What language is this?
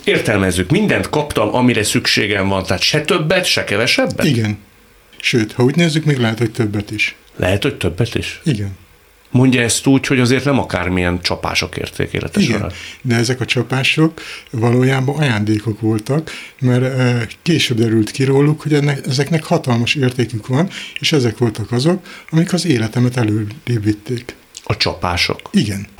Hungarian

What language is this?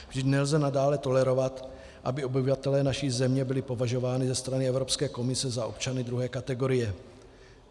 Czech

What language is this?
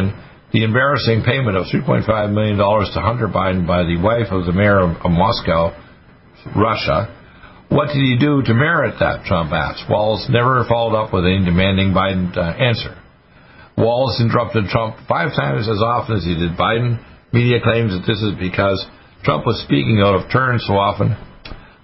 English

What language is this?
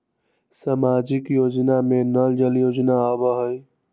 Magahi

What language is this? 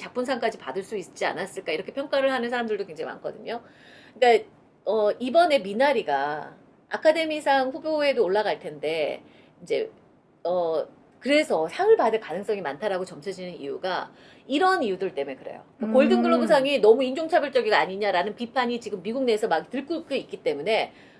Korean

